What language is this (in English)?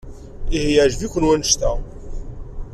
Kabyle